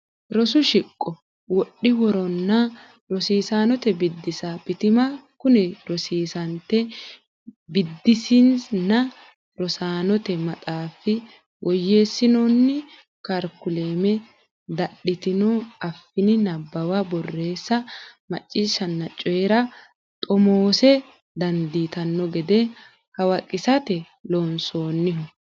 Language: Sidamo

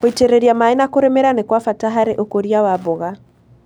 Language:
Kikuyu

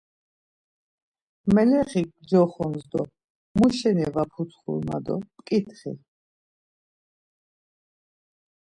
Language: Laz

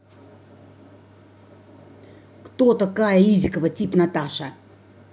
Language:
Russian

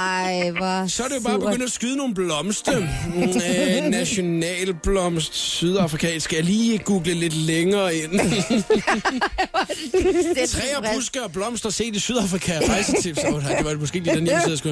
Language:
Danish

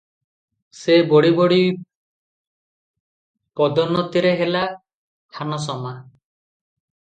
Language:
Odia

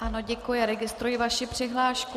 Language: Czech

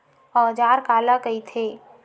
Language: Chhattisgarhi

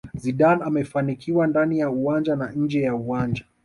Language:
Swahili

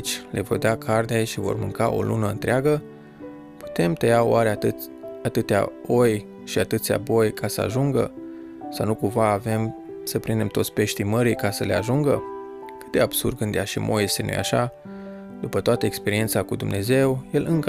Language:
Romanian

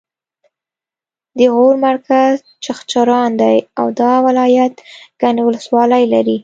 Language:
Pashto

